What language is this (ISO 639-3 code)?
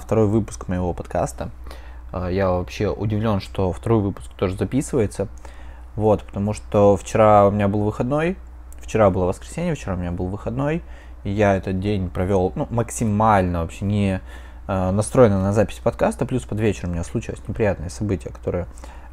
rus